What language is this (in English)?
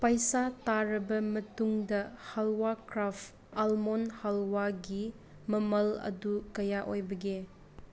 Manipuri